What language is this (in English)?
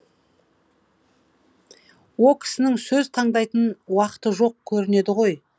Kazakh